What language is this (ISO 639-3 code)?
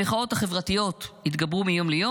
heb